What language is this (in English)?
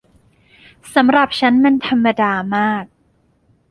Thai